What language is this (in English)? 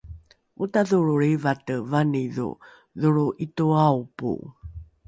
Rukai